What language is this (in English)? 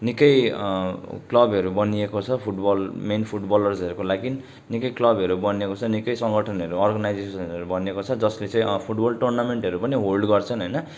Nepali